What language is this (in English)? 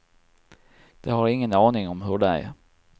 Swedish